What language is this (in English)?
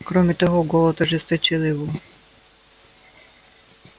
Russian